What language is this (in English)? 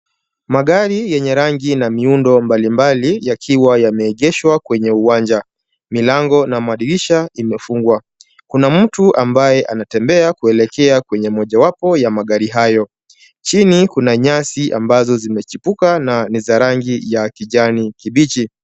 Swahili